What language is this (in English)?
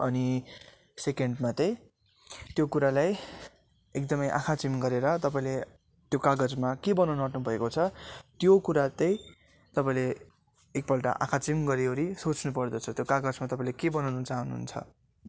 Nepali